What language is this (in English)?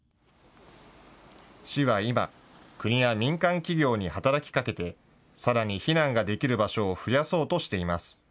Japanese